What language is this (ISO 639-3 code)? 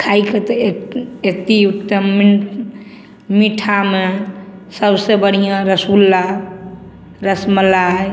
mai